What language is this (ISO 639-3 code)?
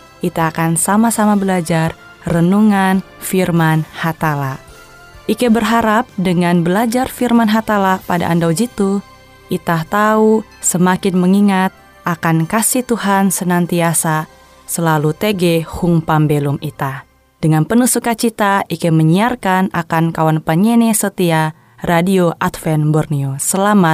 ind